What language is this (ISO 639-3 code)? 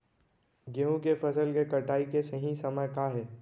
hne